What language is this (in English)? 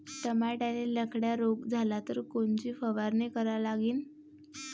Marathi